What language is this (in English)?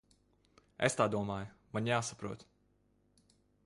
Latvian